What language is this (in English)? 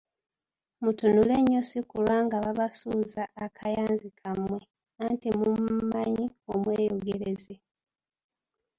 Ganda